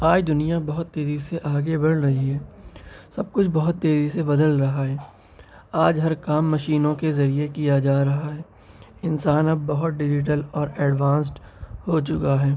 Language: Urdu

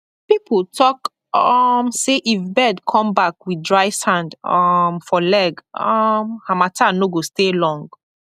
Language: Nigerian Pidgin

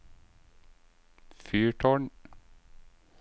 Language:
Norwegian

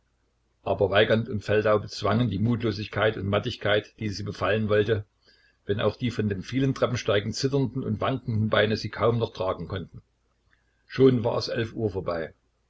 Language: German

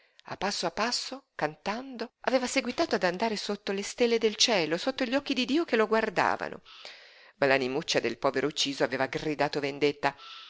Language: Italian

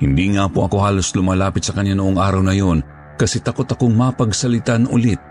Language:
Filipino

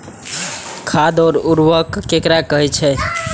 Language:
Maithili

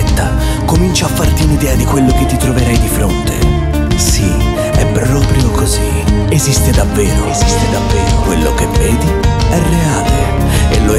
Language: Spanish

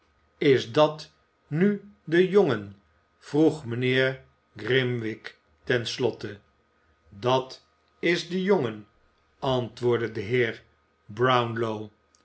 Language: Dutch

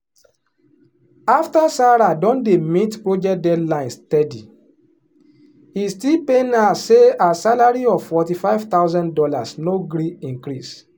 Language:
Nigerian Pidgin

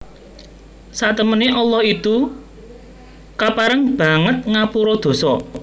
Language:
Javanese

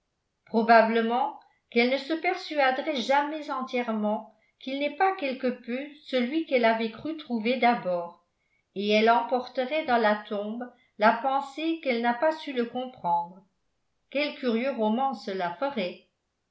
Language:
French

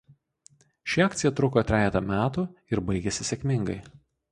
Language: Lithuanian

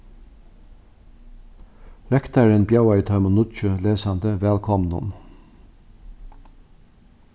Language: Faroese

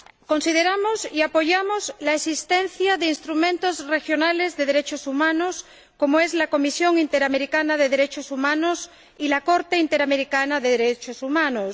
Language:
Spanish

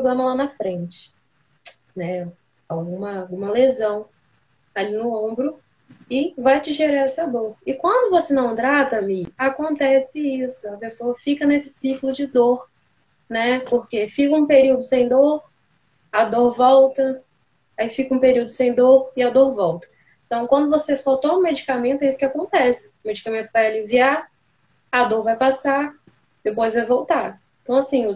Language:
Portuguese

